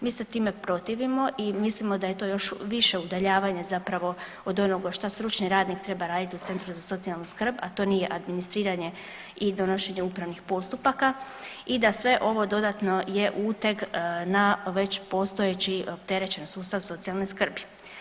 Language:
Croatian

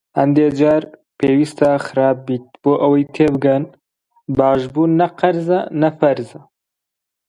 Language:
Central Kurdish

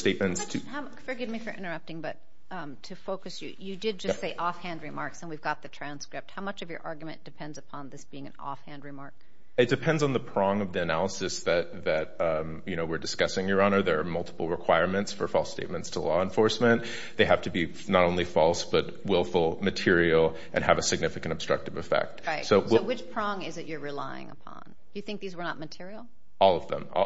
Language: English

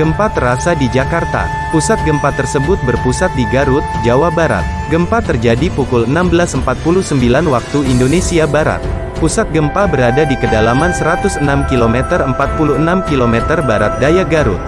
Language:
Indonesian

